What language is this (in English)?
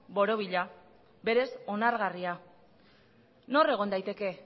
Basque